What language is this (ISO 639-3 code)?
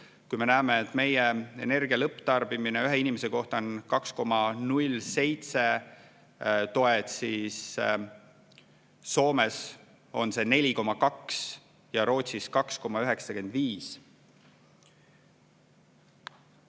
est